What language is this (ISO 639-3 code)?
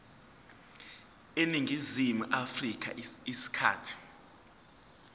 zul